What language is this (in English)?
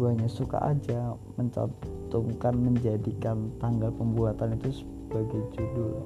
Indonesian